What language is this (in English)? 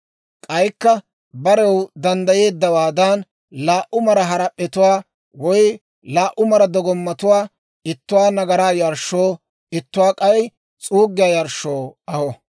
Dawro